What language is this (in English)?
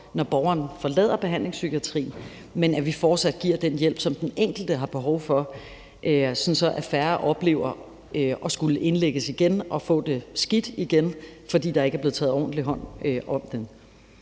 Danish